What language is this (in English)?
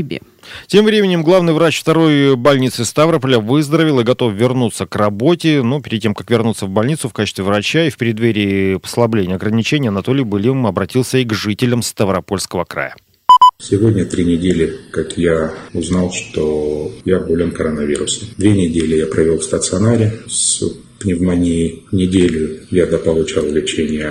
Russian